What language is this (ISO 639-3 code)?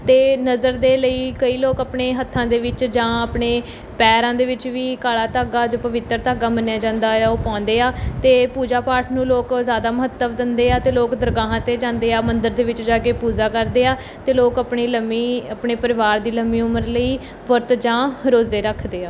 pan